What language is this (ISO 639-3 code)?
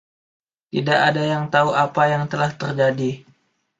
ind